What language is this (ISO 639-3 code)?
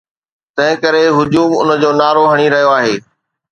snd